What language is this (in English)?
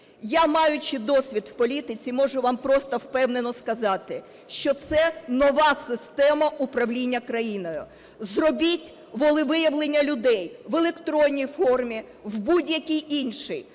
Ukrainian